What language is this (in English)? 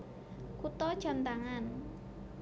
Javanese